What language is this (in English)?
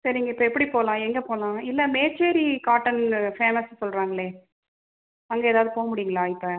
Tamil